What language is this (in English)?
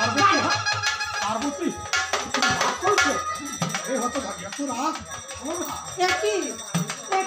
Korean